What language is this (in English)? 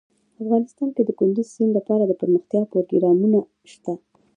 Pashto